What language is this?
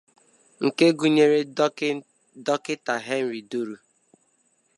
Igbo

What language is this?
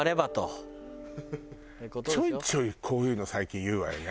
Japanese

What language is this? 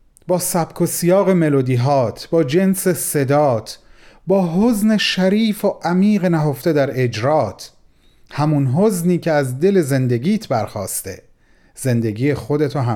Persian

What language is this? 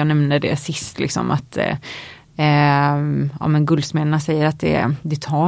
Swedish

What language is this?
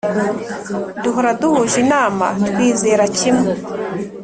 Kinyarwanda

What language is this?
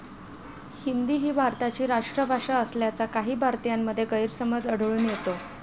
Marathi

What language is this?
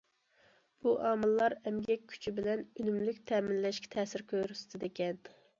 Uyghur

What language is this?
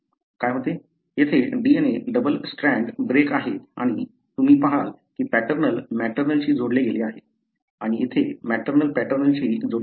Marathi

